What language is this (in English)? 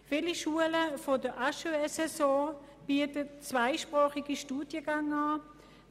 Swiss German